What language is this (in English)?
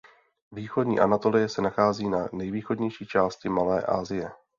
Czech